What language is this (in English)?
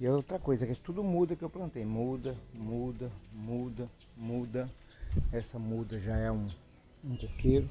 Portuguese